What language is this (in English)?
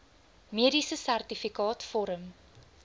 Afrikaans